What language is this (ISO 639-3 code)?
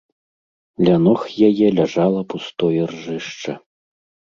bel